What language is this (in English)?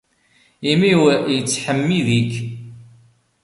Kabyle